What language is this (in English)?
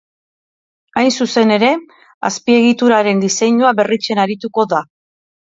Basque